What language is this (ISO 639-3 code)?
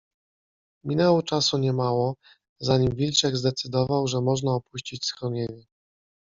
pol